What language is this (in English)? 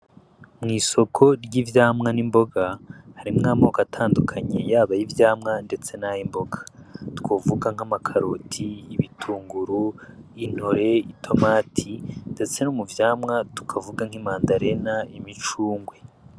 Rundi